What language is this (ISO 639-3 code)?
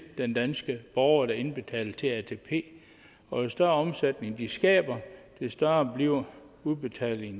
dan